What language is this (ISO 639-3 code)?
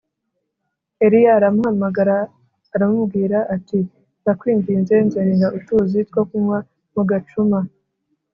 kin